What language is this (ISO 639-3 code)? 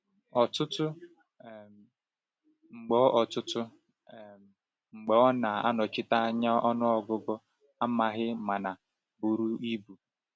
ibo